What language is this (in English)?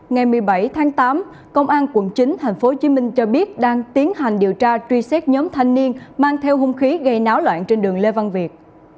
Vietnamese